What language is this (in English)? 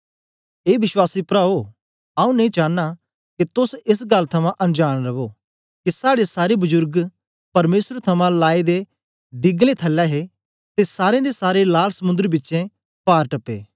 Dogri